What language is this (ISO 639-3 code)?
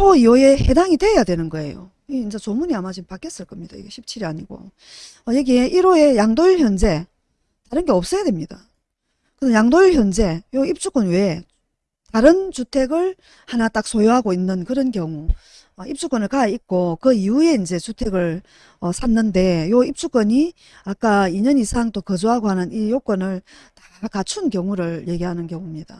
kor